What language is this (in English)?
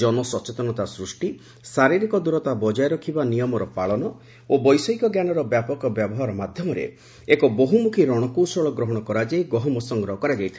Odia